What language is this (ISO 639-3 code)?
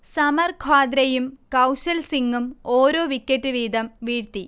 mal